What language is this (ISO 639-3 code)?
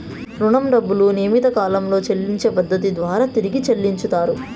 tel